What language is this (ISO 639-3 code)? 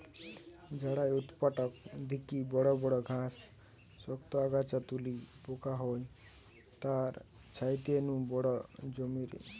ben